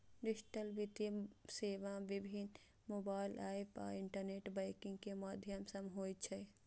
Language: Maithili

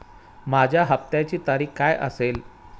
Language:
Marathi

